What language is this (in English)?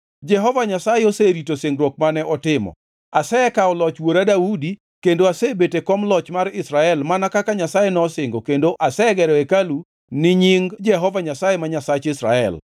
Luo (Kenya and Tanzania)